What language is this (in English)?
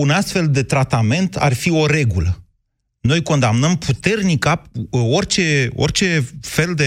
Romanian